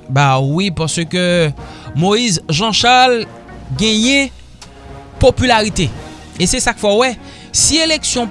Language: French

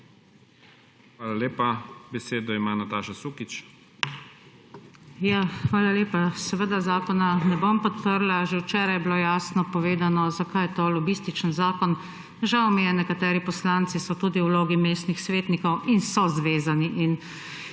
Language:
Slovenian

